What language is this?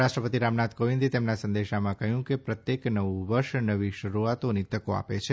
Gujarati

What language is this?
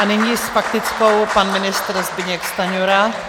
Czech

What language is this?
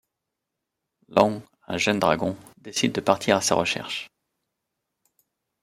French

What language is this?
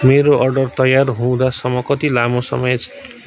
Nepali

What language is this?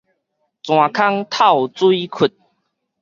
Min Nan Chinese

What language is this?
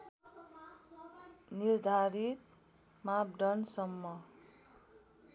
Nepali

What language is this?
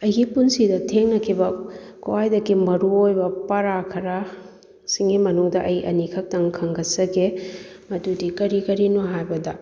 Manipuri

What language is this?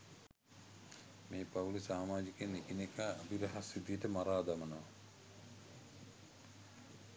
Sinhala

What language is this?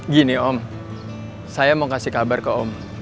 Indonesian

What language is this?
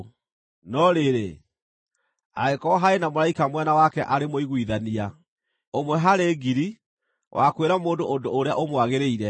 Kikuyu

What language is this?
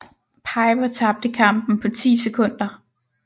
Danish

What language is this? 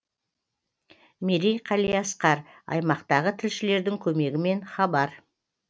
Kazakh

